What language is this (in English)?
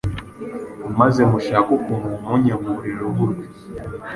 Kinyarwanda